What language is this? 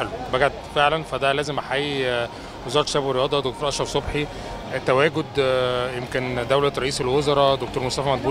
Arabic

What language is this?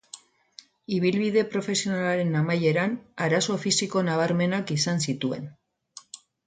Basque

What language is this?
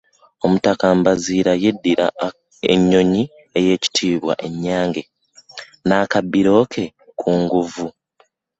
Ganda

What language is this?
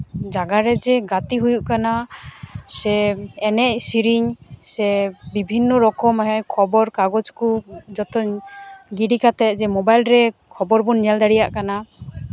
Santali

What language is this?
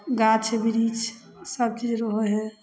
Maithili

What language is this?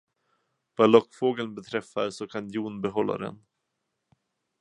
Swedish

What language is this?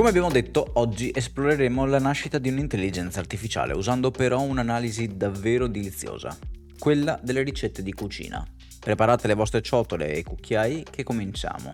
Italian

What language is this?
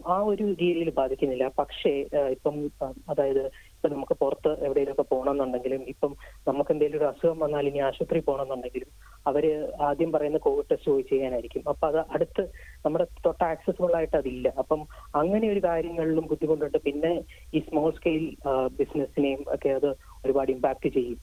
Malayalam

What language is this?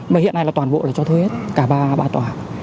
Vietnamese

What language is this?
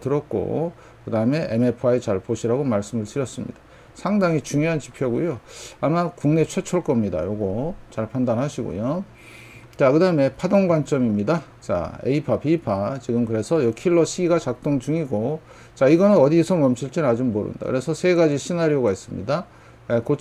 Korean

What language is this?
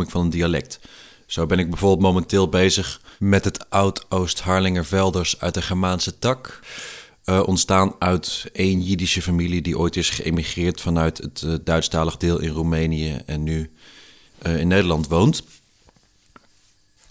Dutch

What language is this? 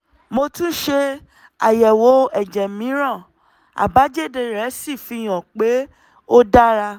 Yoruba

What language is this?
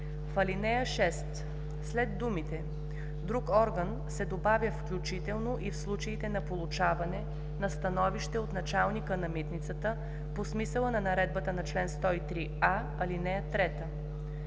Bulgarian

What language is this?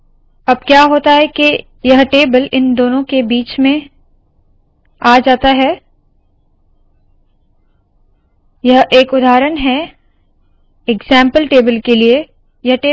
Hindi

